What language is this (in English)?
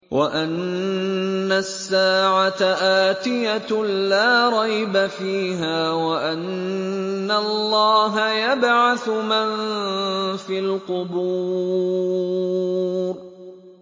Arabic